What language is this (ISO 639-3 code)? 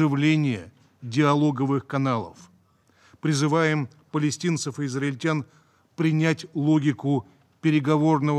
rus